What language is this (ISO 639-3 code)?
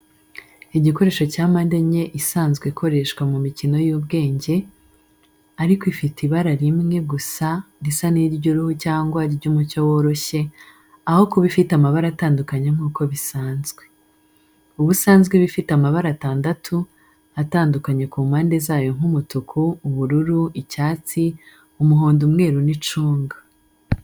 kin